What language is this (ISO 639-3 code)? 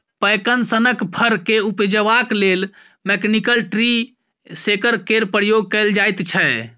mai